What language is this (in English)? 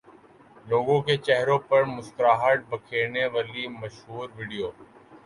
Urdu